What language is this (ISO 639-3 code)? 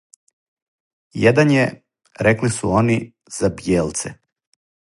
srp